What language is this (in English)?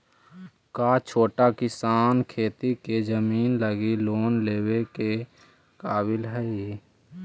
Magahi